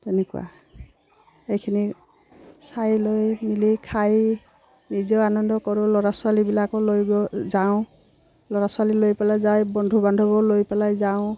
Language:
Assamese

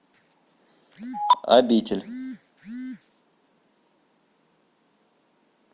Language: Russian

